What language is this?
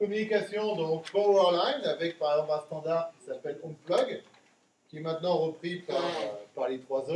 French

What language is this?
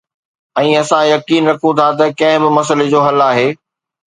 Sindhi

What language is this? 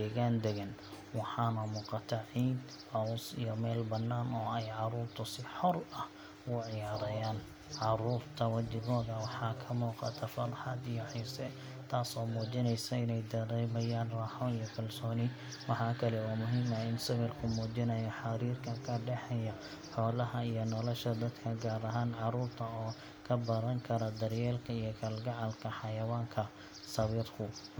Somali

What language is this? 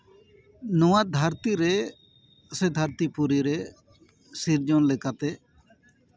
Santali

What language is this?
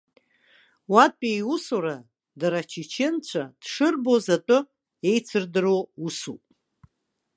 Abkhazian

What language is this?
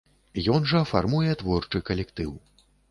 Belarusian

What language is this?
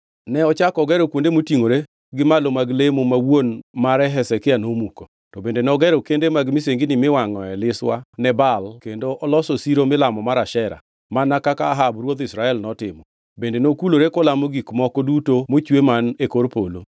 Luo (Kenya and Tanzania)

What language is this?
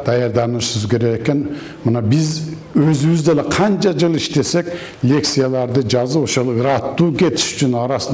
Turkish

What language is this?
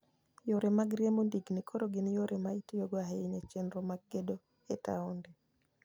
Luo (Kenya and Tanzania)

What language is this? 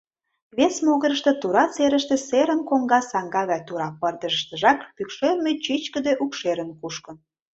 Mari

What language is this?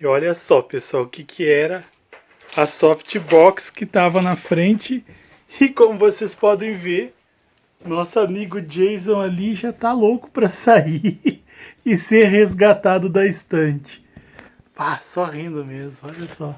Portuguese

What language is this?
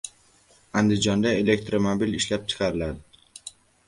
Uzbek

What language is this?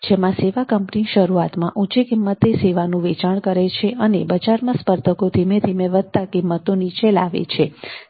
Gujarati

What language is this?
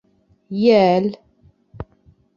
Bashkir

